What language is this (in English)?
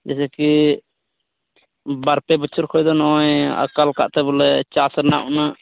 Santali